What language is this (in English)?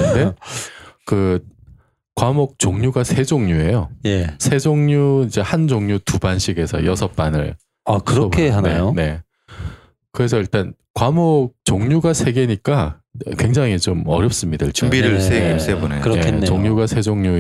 Korean